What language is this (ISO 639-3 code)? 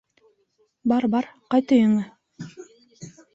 bak